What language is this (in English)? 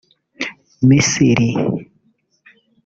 Kinyarwanda